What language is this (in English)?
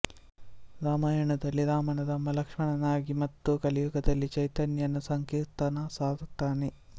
Kannada